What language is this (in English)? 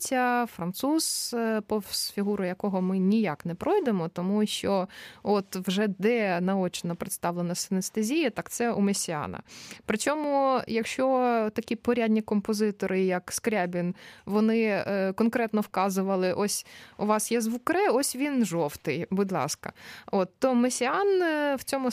Ukrainian